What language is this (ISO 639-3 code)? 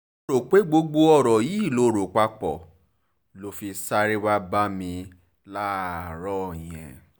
yor